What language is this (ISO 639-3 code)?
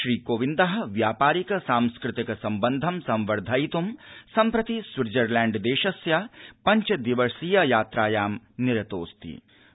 san